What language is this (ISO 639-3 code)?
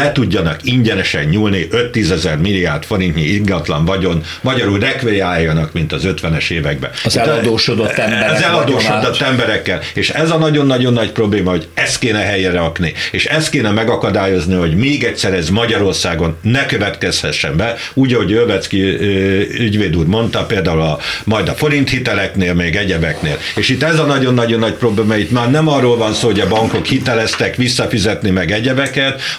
hun